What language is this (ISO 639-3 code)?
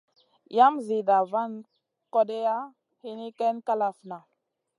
mcn